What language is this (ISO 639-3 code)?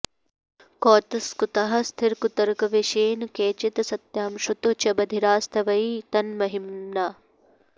san